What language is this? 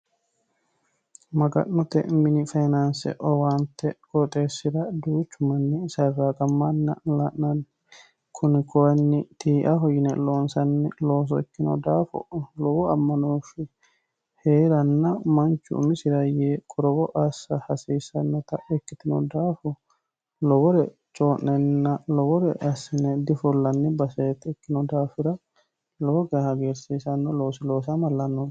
Sidamo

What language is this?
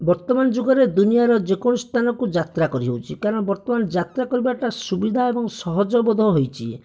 Odia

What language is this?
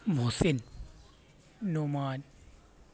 Urdu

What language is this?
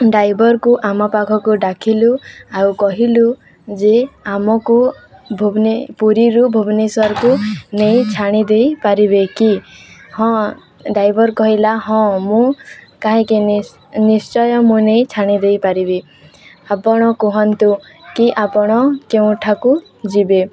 Odia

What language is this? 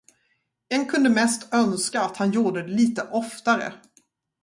Swedish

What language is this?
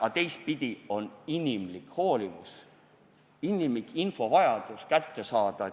Estonian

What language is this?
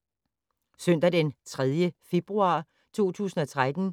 Danish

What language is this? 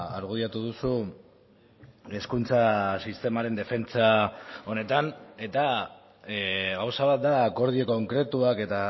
Basque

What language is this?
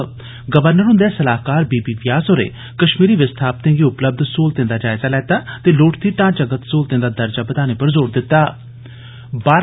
Dogri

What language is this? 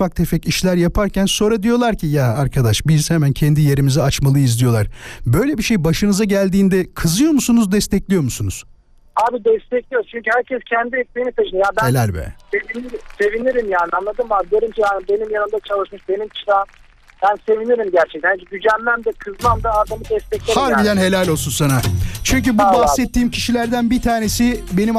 Turkish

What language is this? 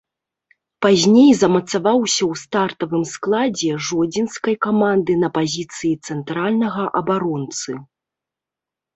Belarusian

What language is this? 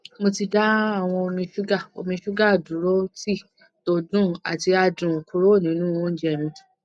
Yoruba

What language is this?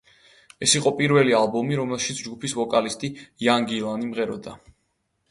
Georgian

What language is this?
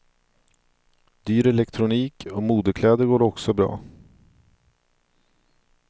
Swedish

